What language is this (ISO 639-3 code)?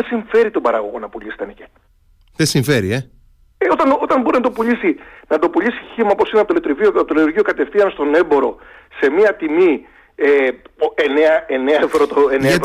ell